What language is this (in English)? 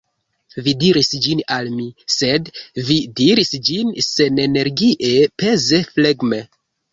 Esperanto